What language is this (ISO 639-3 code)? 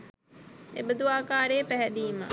sin